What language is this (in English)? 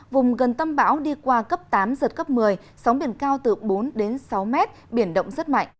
Vietnamese